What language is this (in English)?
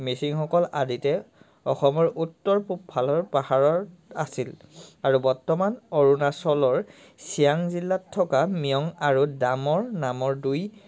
Assamese